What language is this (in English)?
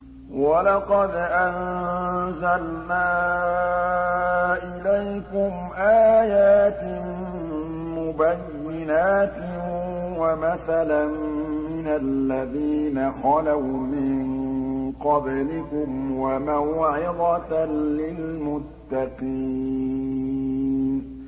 Arabic